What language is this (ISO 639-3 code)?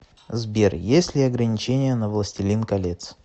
rus